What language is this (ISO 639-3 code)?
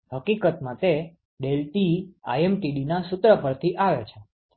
guj